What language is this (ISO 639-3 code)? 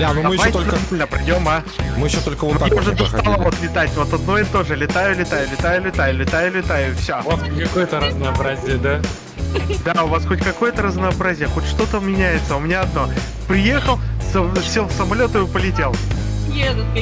rus